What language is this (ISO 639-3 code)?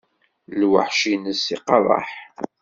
kab